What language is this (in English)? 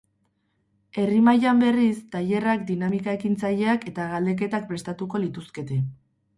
Basque